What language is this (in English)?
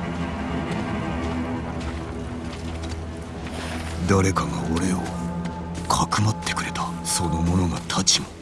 Japanese